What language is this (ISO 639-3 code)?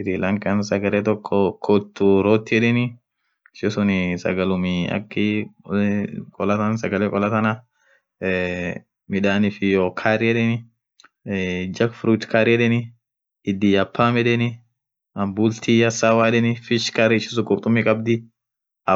orc